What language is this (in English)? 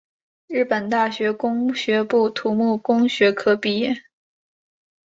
Chinese